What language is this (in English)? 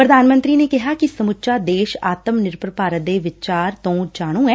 Punjabi